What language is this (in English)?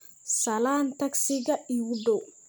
Somali